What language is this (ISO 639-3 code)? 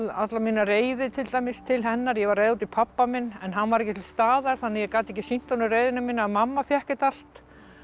isl